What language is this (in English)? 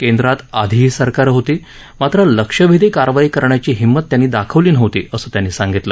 Marathi